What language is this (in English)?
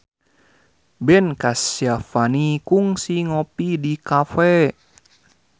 Sundanese